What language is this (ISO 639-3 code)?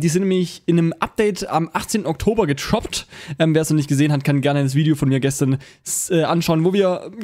deu